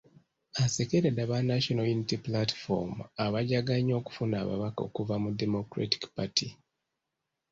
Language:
Ganda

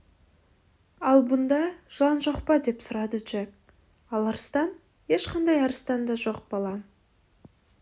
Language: Kazakh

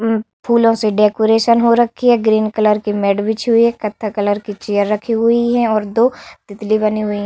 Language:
Hindi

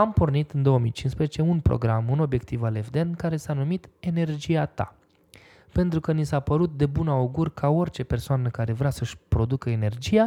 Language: Romanian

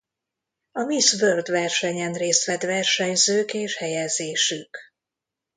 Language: Hungarian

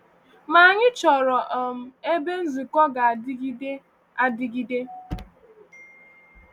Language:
Igbo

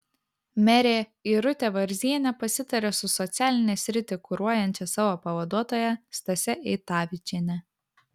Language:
Lithuanian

